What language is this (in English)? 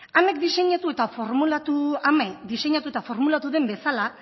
Basque